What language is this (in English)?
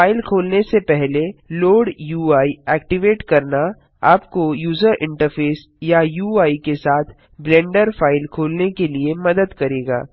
Hindi